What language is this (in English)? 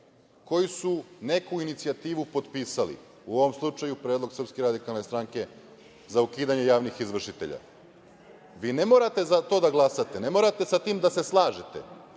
Serbian